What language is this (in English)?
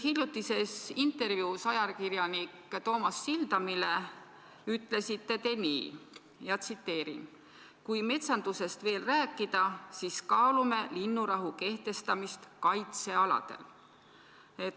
Estonian